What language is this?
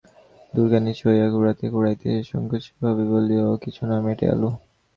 Bangla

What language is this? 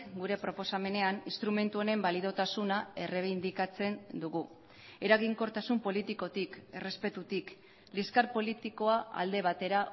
Basque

